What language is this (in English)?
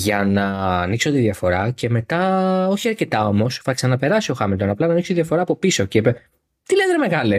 Greek